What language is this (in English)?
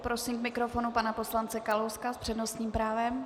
Czech